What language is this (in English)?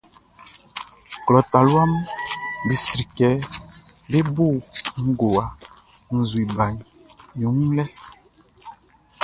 Baoulé